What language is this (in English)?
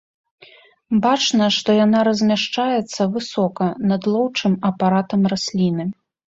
Belarusian